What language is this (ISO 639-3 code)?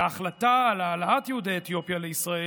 heb